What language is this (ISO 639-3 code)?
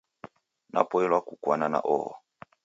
dav